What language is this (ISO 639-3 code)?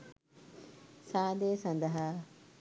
sin